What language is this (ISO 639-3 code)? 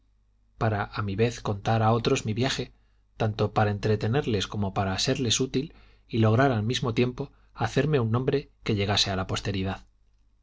spa